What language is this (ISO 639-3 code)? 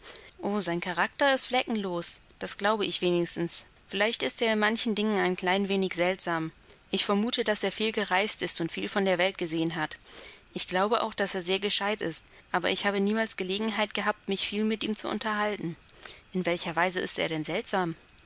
deu